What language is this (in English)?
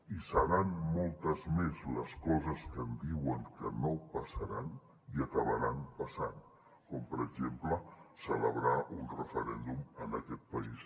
Catalan